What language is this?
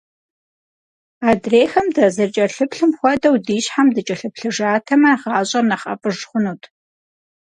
Kabardian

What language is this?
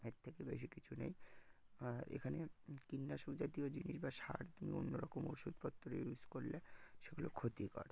Bangla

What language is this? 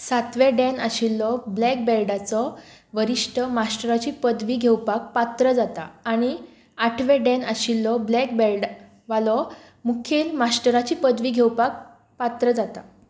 Konkani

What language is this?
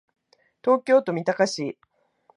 Japanese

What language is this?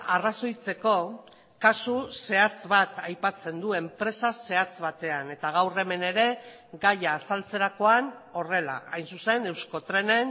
Basque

